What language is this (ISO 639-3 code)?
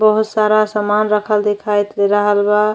bho